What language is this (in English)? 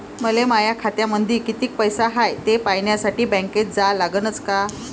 Marathi